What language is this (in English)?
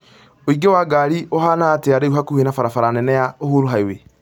Kikuyu